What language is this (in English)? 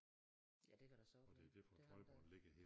Danish